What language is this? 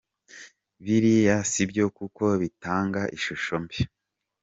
Kinyarwanda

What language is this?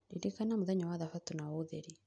Kikuyu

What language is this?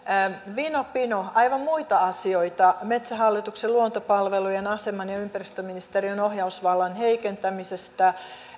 Finnish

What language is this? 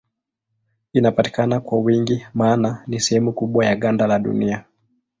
Swahili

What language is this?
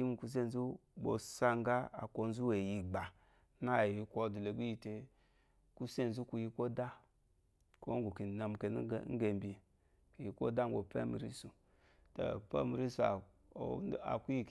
Eloyi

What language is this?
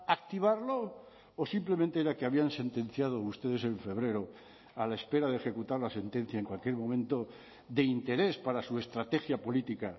Spanish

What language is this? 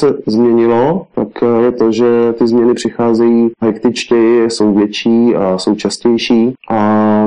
Czech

